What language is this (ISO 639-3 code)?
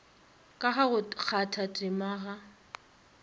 nso